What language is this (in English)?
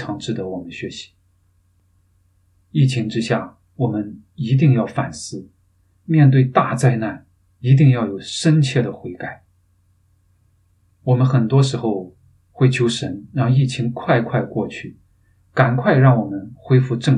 Chinese